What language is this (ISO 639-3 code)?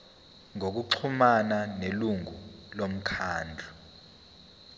zul